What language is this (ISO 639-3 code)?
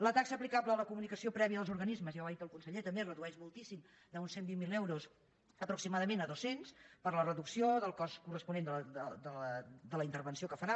cat